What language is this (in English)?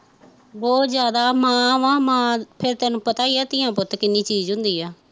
Punjabi